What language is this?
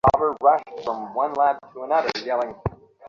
Bangla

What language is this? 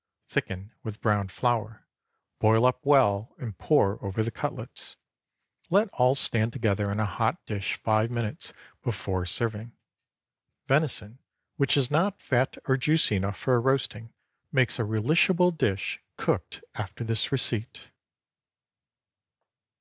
English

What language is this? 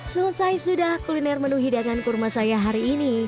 Indonesian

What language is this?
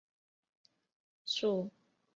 Chinese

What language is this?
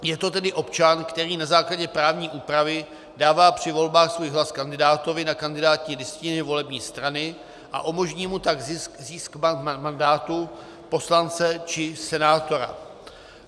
Czech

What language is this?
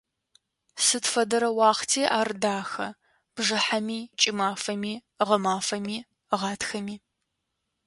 Adyghe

